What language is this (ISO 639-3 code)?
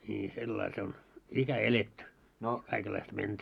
fin